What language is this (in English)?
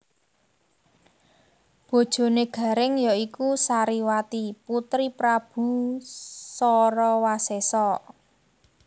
Javanese